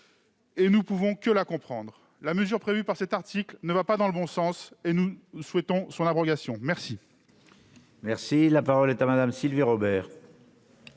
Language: French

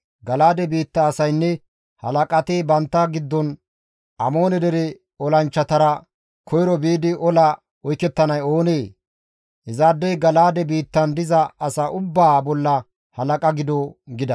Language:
Gamo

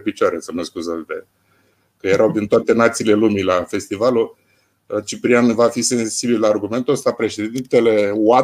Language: Romanian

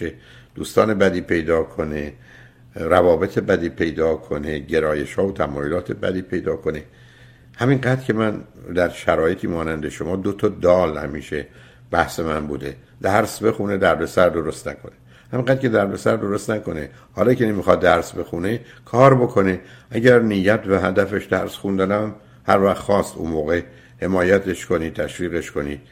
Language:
Persian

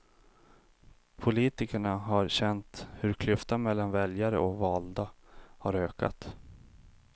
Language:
Swedish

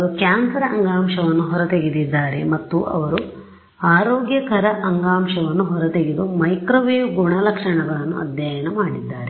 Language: Kannada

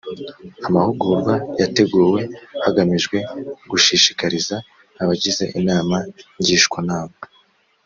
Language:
Kinyarwanda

